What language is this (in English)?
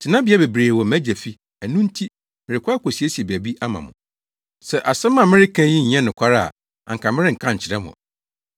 Akan